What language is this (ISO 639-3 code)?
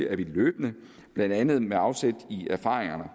dan